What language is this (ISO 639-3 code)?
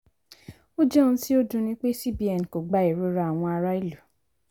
yor